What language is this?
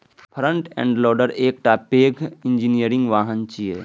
Maithili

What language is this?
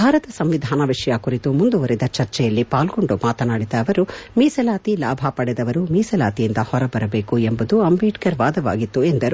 Kannada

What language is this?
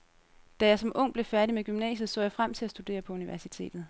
Danish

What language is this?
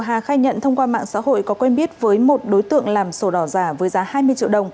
Vietnamese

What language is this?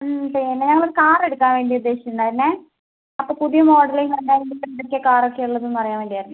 Malayalam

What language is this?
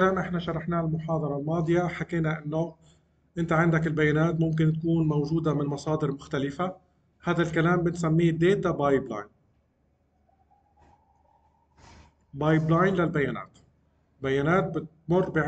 Arabic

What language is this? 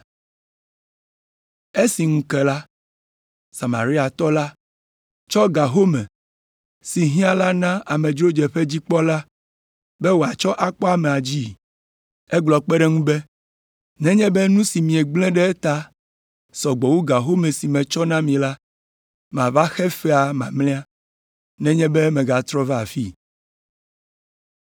Ewe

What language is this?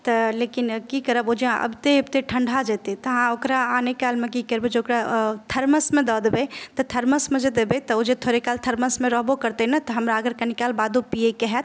Maithili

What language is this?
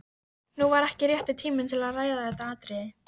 Icelandic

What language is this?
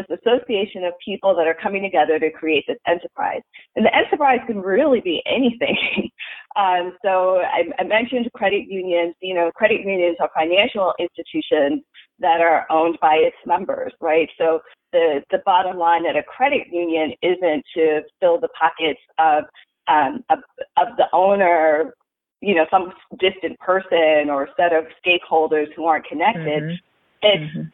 English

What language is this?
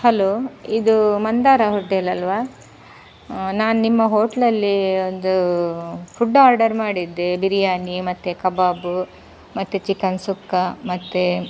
Kannada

